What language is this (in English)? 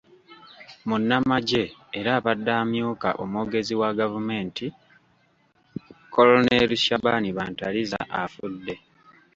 Ganda